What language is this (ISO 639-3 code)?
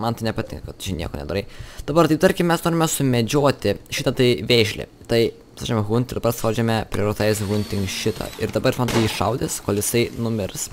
lit